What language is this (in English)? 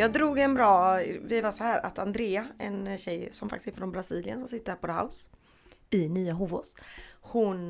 Swedish